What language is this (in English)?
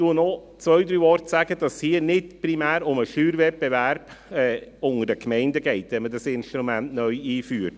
Swiss German